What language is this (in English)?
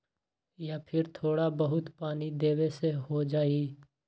Magahi